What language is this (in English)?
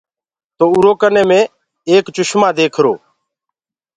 Gurgula